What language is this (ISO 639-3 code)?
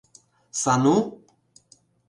chm